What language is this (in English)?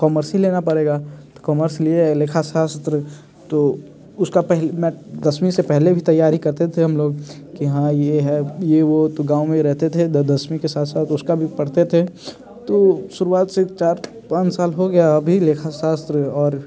Hindi